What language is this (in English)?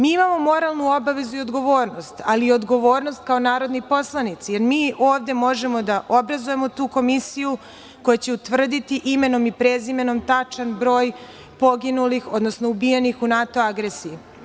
Serbian